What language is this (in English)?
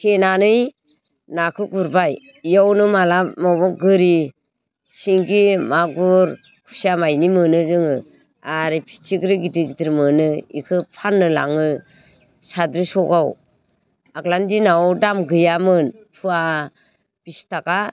Bodo